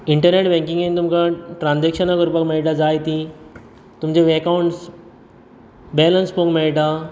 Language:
Konkani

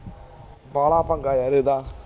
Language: Punjabi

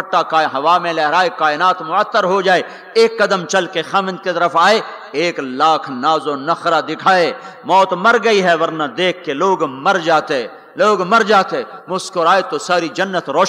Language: Urdu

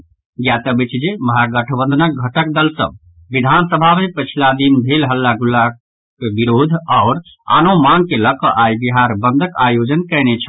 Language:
Maithili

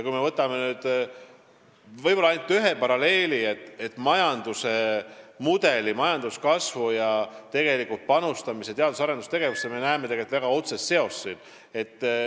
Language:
Estonian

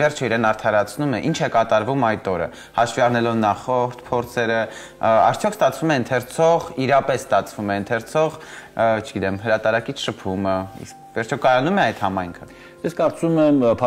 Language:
Romanian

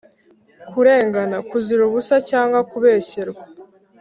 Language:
Kinyarwanda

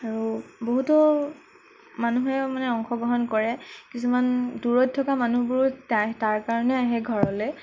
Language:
Assamese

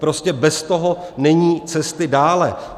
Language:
Czech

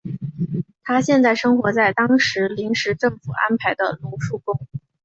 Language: Chinese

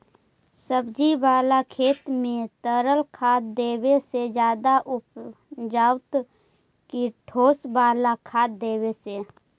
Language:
Magahi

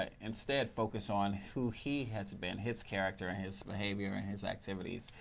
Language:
English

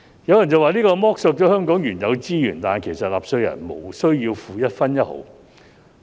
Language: Cantonese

